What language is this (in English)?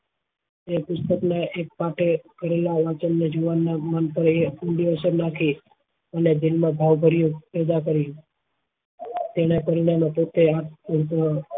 Gujarati